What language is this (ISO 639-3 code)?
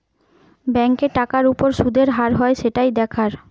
ben